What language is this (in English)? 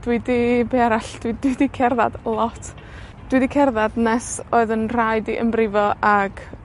Welsh